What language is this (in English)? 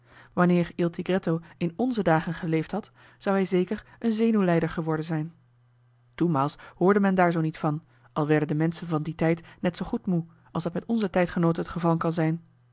Dutch